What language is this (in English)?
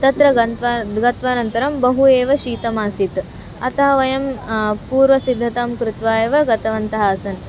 Sanskrit